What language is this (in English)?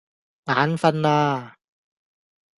Cantonese